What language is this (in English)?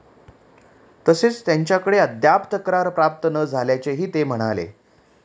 Marathi